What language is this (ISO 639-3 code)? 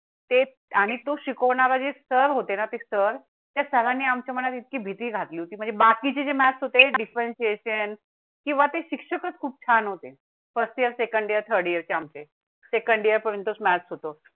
mar